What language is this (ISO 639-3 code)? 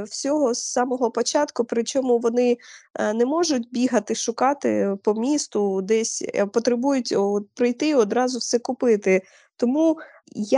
ukr